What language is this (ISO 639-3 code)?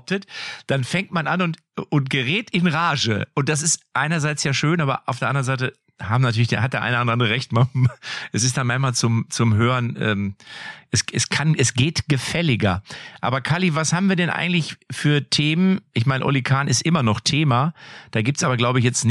deu